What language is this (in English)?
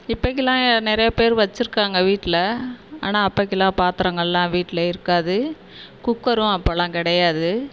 Tamil